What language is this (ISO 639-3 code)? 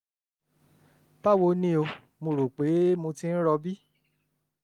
yor